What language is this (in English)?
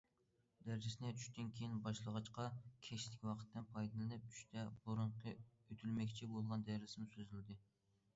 Uyghur